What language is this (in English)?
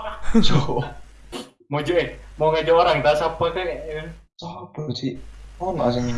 Indonesian